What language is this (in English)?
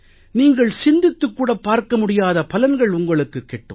Tamil